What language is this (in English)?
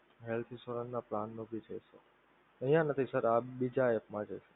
Gujarati